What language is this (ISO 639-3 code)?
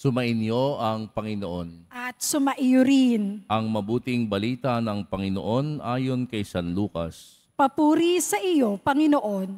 fil